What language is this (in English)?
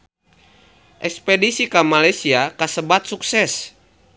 Sundanese